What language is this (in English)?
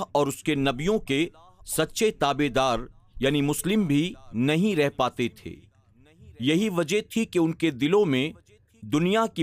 Urdu